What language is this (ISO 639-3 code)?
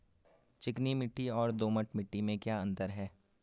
hin